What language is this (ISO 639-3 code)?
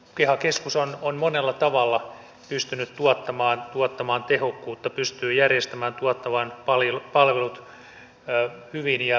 fin